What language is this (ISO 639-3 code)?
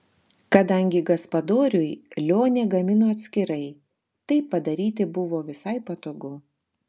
lit